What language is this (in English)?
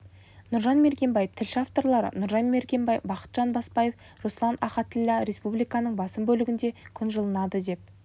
Kazakh